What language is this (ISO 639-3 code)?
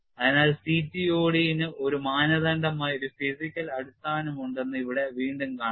mal